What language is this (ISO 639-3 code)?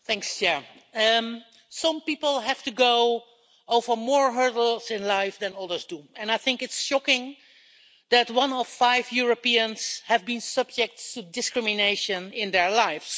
eng